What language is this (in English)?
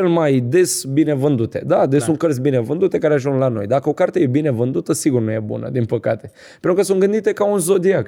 Romanian